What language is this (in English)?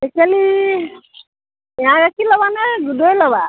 Assamese